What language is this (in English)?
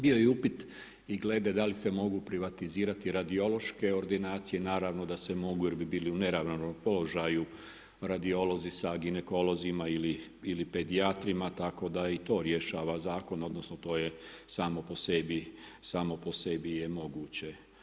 Croatian